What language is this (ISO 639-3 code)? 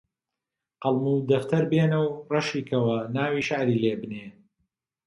ckb